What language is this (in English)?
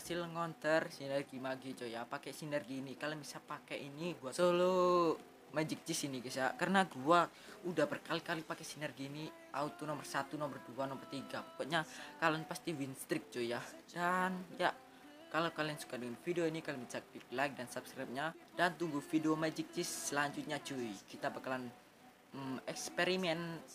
Indonesian